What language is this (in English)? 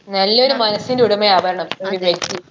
Malayalam